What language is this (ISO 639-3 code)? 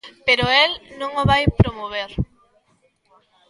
glg